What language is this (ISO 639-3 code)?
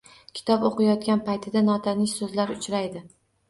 uzb